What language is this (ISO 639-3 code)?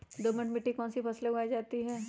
mag